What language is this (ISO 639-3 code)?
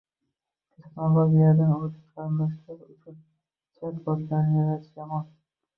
uzb